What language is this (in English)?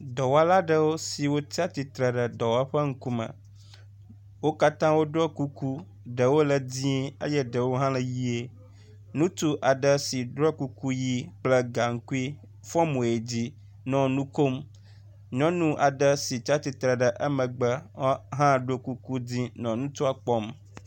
Ewe